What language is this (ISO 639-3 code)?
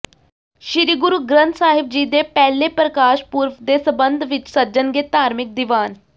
pan